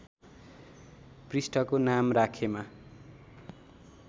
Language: Nepali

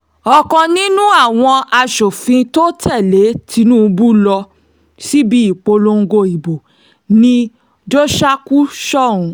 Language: Yoruba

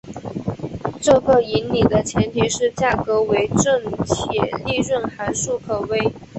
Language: Chinese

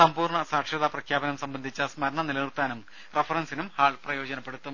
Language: Malayalam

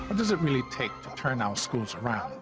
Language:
English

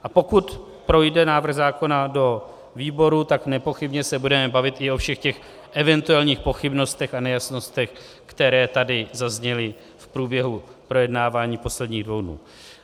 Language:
Czech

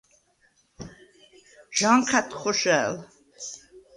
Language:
Svan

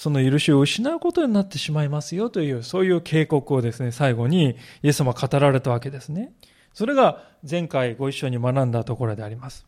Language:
Japanese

